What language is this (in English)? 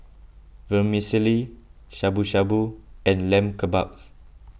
English